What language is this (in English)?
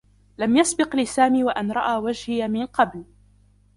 Arabic